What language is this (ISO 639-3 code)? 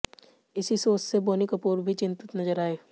hin